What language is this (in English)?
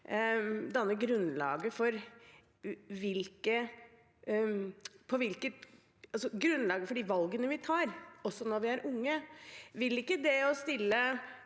Norwegian